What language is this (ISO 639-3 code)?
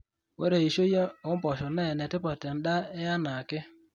mas